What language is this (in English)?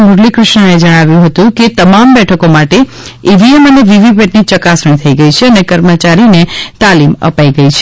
Gujarati